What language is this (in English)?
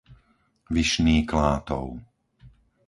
Slovak